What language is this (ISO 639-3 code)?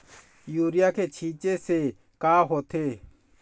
hne